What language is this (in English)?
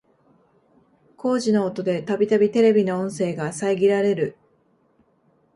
Japanese